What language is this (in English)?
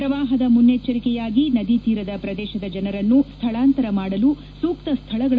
Kannada